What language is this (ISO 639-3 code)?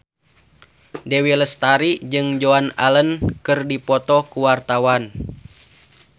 sun